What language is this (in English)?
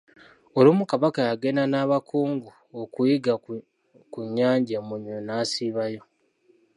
Ganda